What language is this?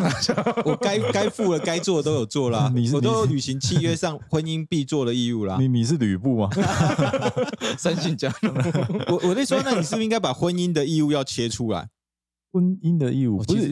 Chinese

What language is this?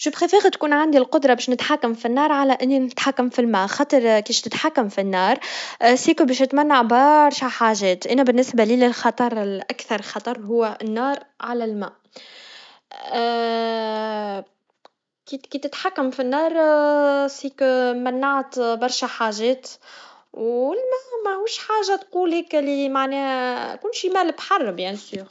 Tunisian Arabic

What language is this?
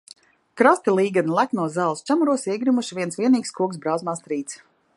Latvian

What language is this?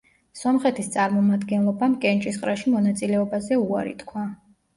Georgian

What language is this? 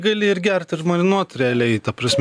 Lithuanian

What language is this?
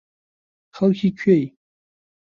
Central Kurdish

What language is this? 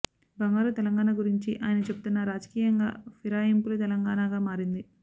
Telugu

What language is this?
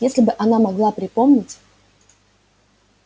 Russian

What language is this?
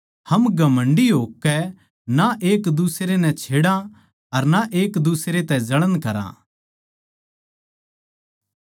Haryanvi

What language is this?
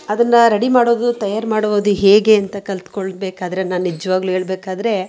Kannada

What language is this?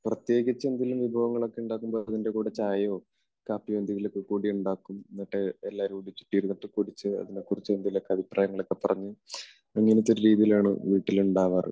Malayalam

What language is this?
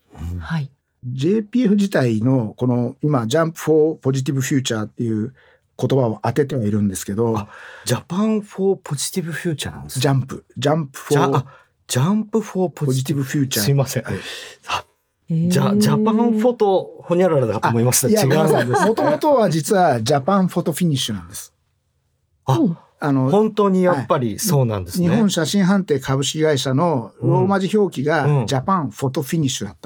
Japanese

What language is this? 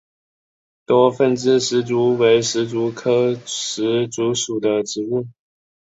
Chinese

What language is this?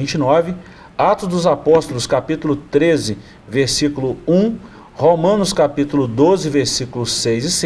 Portuguese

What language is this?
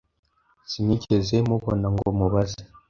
Kinyarwanda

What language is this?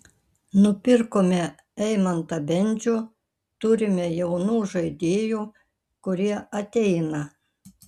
Lithuanian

